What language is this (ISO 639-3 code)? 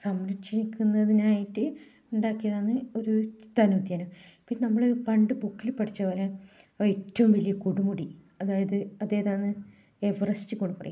mal